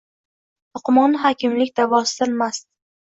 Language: Uzbek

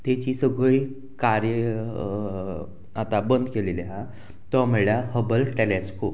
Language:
Konkani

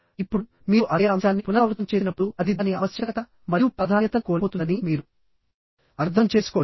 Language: Telugu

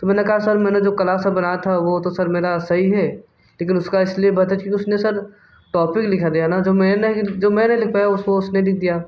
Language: Hindi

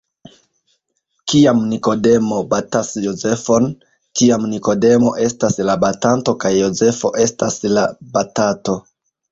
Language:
Esperanto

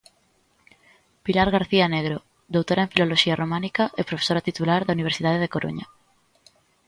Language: Galician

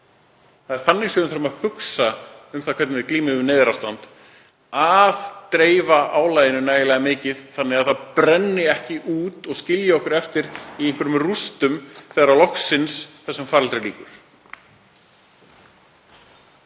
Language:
Icelandic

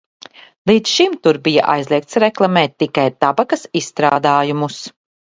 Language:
Latvian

